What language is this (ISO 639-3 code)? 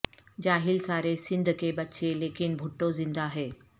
urd